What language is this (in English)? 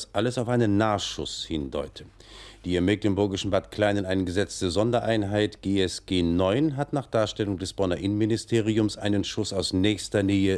German